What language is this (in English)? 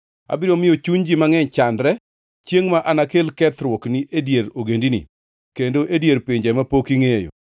Luo (Kenya and Tanzania)